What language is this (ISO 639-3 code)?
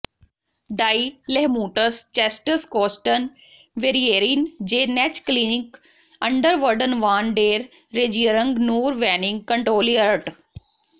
pan